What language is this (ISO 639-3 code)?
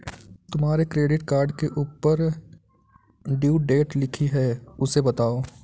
hin